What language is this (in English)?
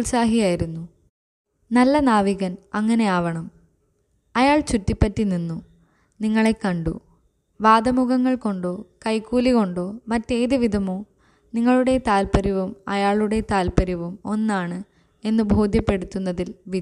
Malayalam